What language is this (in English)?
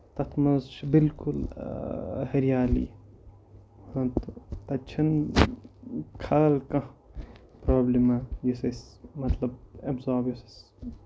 Kashmiri